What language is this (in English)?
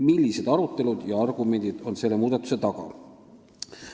Estonian